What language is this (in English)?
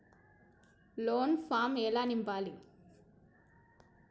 Telugu